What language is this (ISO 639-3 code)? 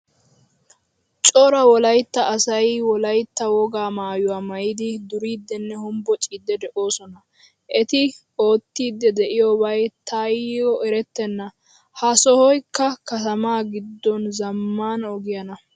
wal